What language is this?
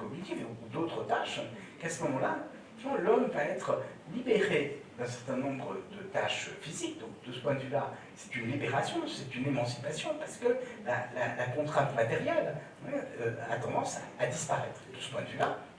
French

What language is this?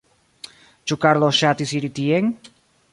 Esperanto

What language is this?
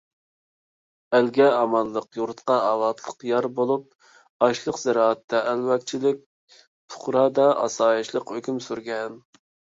Uyghur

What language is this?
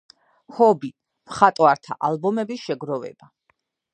Georgian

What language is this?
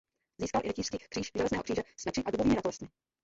Czech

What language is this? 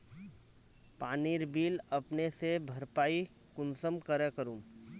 Magahi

